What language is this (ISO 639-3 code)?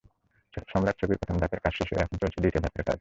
ben